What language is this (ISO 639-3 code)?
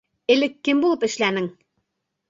bak